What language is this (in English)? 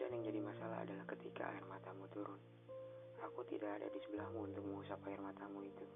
Indonesian